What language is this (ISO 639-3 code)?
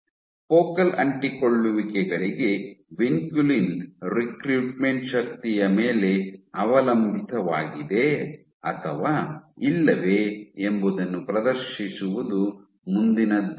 kan